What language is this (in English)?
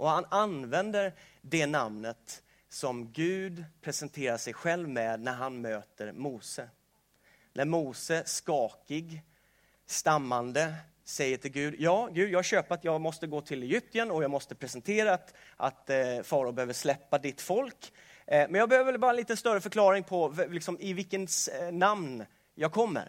Swedish